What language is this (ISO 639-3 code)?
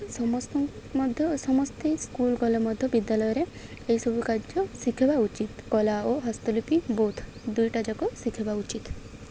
ori